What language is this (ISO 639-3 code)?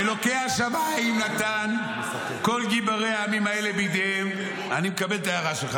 heb